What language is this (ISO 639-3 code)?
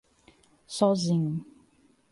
por